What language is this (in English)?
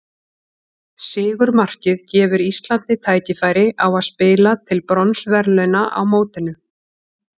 Icelandic